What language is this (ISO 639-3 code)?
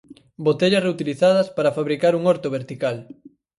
glg